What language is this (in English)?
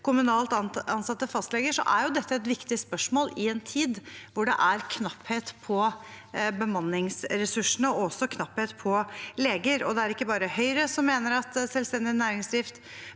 Norwegian